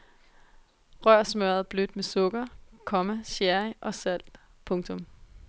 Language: Danish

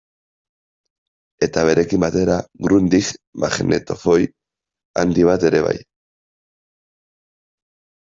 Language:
Basque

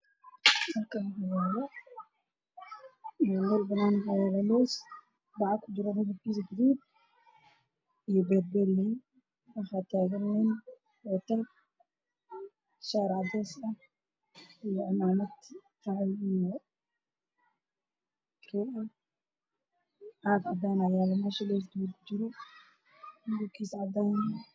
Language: Somali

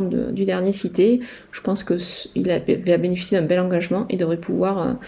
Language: French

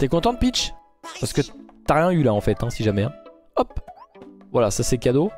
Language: French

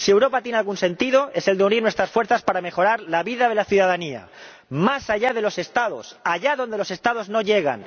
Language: Spanish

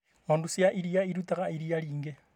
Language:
Kikuyu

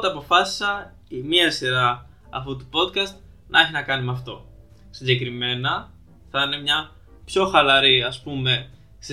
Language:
Greek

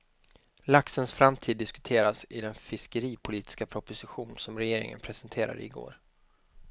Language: Swedish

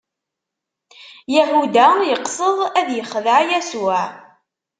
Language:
Kabyle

